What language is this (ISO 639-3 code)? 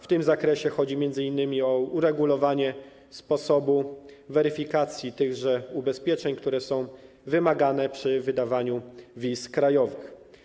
pol